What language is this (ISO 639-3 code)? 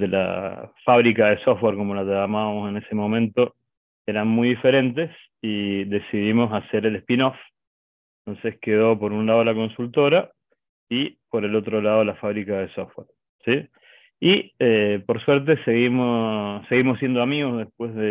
spa